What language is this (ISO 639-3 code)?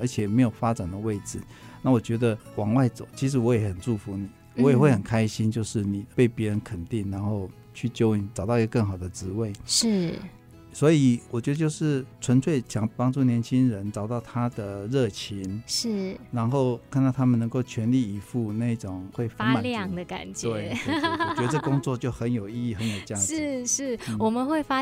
zho